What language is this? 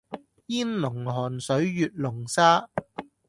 Cantonese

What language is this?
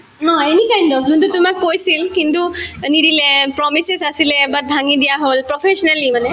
Assamese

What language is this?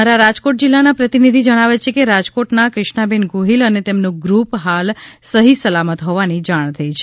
Gujarati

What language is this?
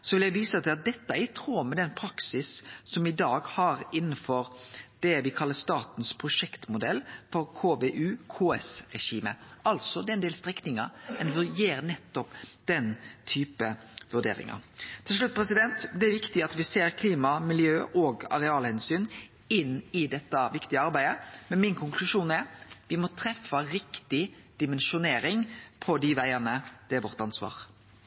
Norwegian Nynorsk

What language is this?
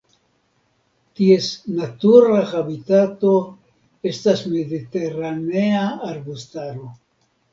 Esperanto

